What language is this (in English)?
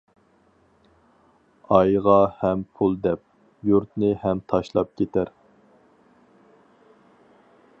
Uyghur